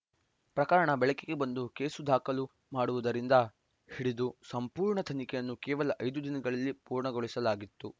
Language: Kannada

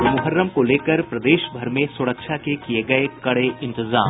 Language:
Hindi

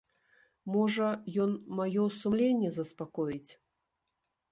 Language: Belarusian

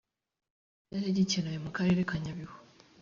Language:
Kinyarwanda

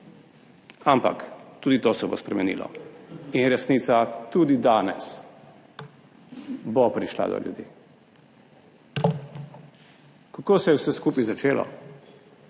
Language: Slovenian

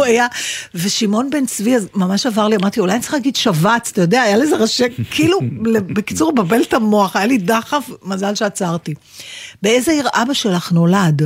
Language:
Hebrew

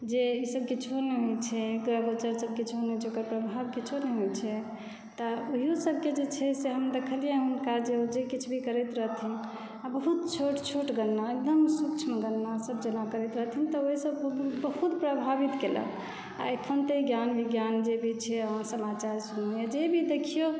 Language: Maithili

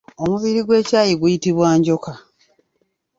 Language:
Ganda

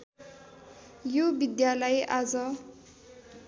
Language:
Nepali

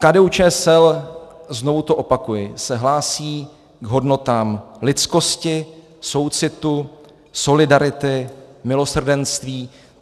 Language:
Czech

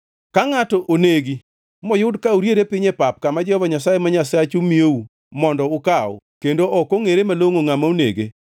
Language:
Luo (Kenya and Tanzania)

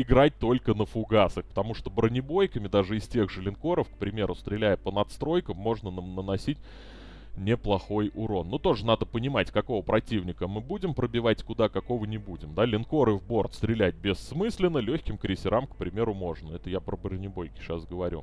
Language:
Russian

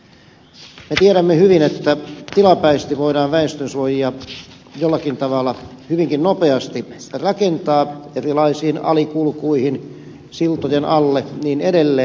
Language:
Finnish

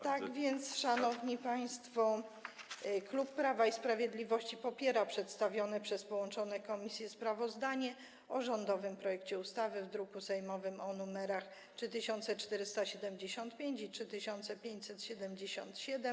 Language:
Polish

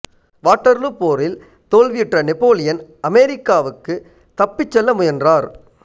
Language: Tamil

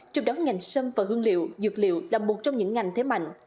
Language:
Vietnamese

